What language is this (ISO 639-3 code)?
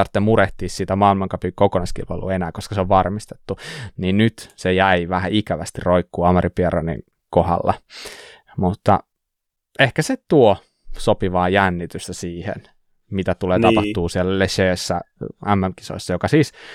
fin